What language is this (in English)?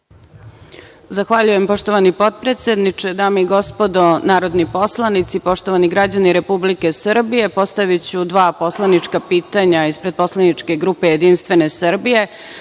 Serbian